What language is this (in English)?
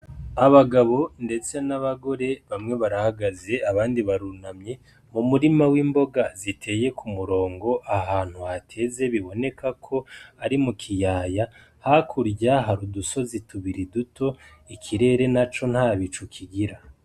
Rundi